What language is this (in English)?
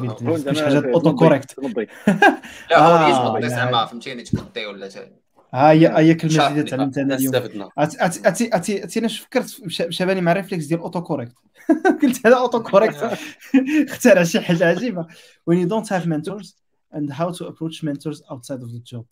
Arabic